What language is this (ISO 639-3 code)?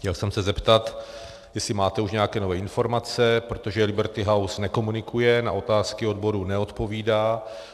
ces